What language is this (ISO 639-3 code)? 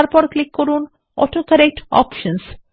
ben